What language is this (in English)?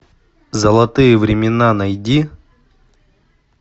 Russian